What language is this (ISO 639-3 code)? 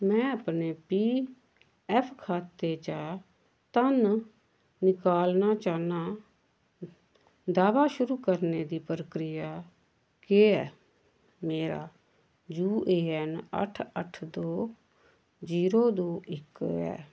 doi